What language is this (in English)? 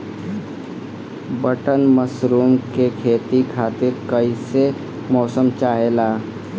Bhojpuri